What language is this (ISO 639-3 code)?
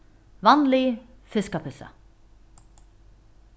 fao